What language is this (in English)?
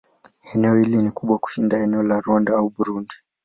Swahili